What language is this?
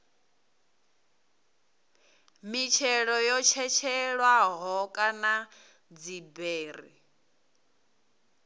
Venda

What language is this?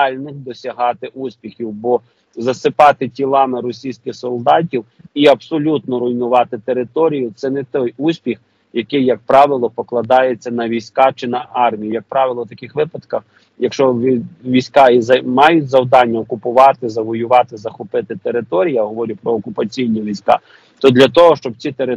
Ukrainian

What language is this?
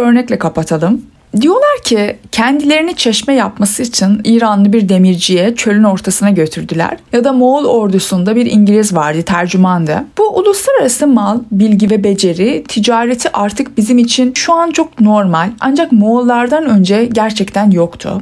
Turkish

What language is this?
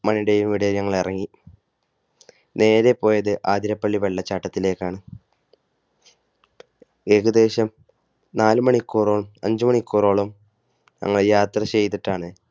Malayalam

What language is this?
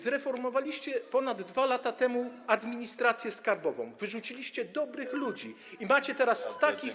Polish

